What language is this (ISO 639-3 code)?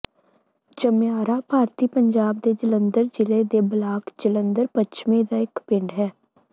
pan